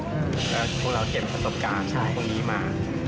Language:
Thai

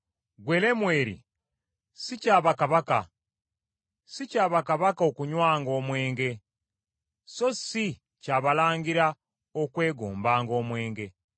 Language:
Ganda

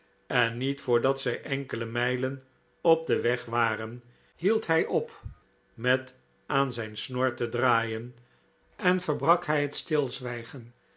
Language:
Dutch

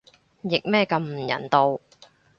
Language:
Cantonese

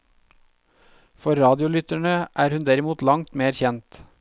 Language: Norwegian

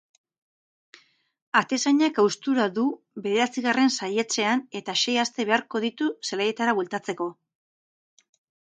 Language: Basque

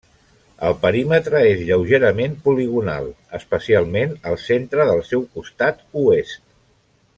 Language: Catalan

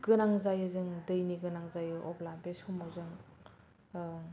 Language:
Bodo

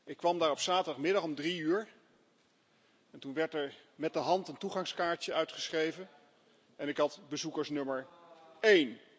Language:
Dutch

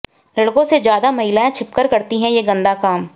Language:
Hindi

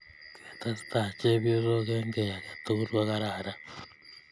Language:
Kalenjin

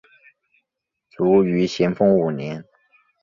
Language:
Chinese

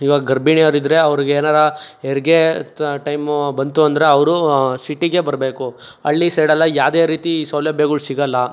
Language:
Kannada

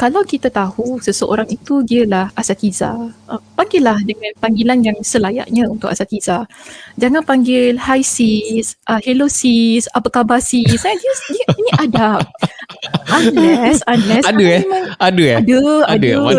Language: Malay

